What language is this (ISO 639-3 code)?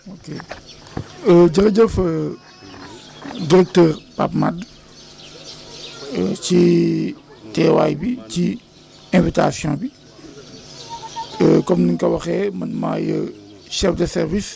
wol